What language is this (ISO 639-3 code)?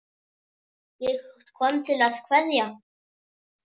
isl